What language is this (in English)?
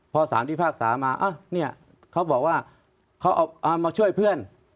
Thai